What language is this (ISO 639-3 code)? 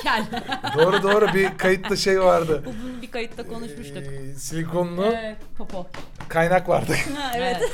tur